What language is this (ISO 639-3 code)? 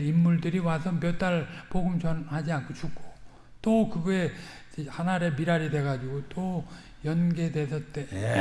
kor